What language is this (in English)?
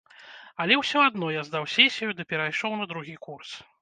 Belarusian